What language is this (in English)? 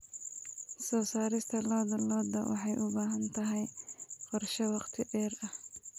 Somali